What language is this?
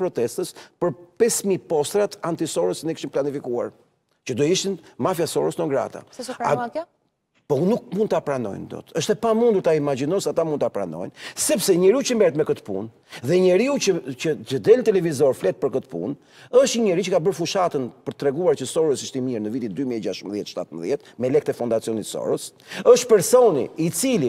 Romanian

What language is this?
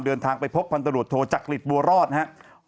Thai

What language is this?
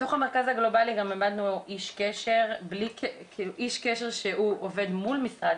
Hebrew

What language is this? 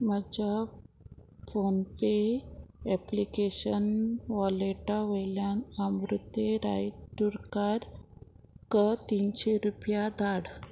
Konkani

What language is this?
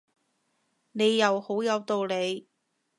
Cantonese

